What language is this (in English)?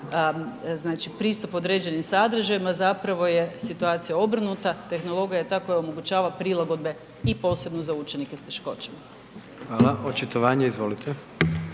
Croatian